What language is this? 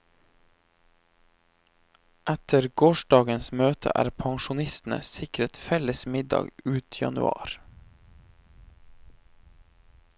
Norwegian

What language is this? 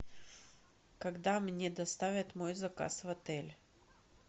Russian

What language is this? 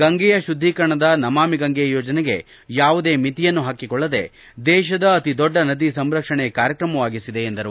Kannada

